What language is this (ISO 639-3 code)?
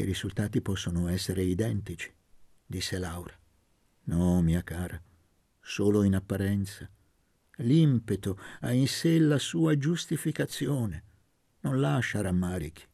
ita